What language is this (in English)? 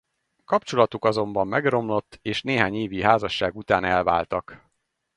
Hungarian